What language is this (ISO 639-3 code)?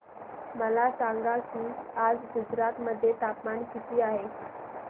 mar